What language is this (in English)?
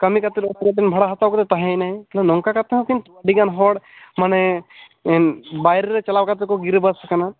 Santali